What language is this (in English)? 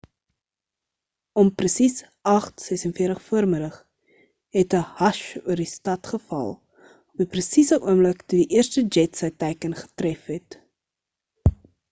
Afrikaans